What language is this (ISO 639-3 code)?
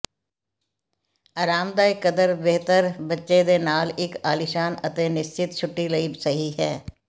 pan